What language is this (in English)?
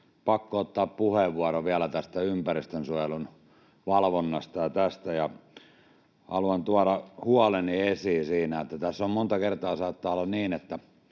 Finnish